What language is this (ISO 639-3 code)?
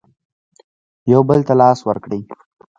pus